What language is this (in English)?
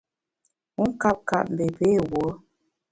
Bamun